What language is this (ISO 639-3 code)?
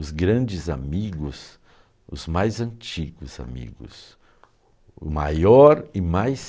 por